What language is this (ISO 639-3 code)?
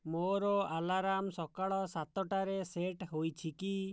ori